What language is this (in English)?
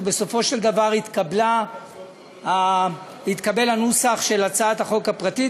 Hebrew